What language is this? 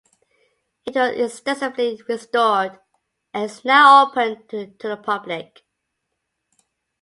English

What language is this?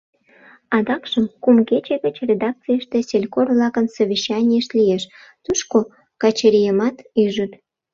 Mari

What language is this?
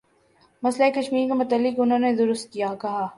Urdu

